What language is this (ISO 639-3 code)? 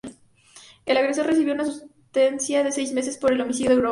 spa